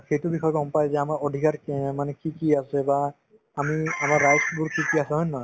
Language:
Assamese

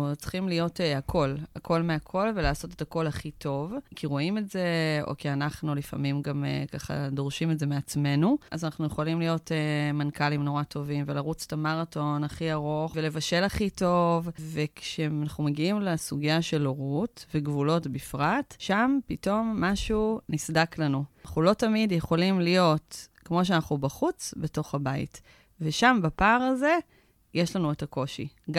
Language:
Hebrew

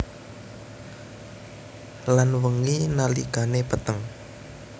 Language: Javanese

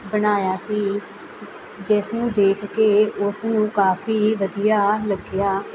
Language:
Punjabi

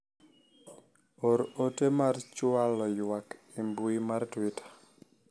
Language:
Luo (Kenya and Tanzania)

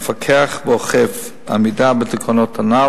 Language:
Hebrew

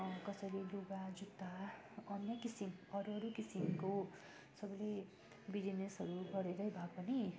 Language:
Nepali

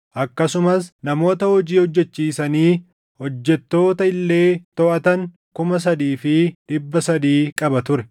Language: Oromo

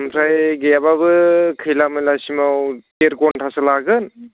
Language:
Bodo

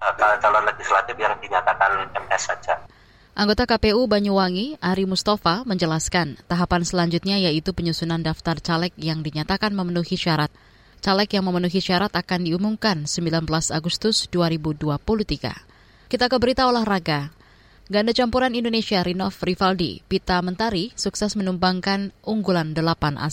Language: Indonesian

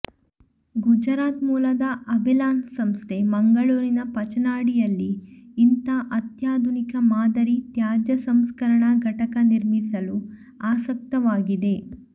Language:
Kannada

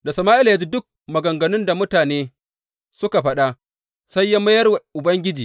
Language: Hausa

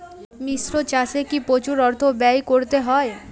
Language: Bangla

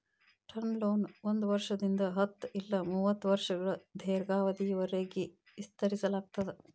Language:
Kannada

